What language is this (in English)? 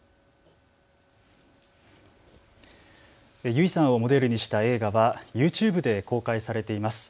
Japanese